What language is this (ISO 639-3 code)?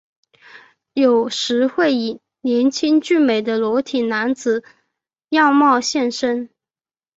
zho